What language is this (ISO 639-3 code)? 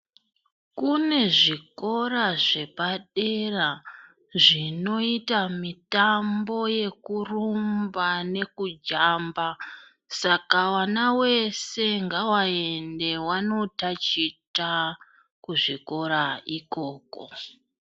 ndc